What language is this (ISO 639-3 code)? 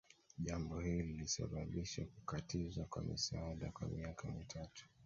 swa